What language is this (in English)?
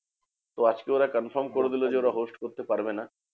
Bangla